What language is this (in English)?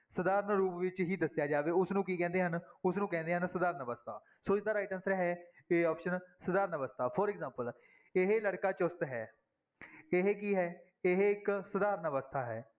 Punjabi